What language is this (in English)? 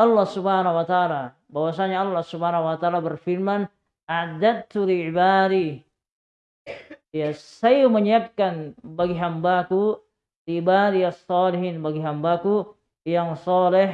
Indonesian